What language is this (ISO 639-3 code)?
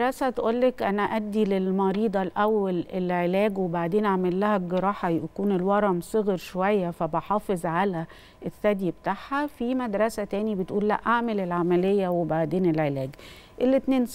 ara